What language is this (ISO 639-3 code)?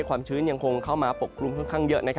tha